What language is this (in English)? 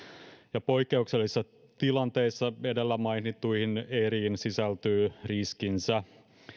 Finnish